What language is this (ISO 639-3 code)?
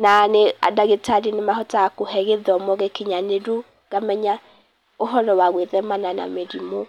kik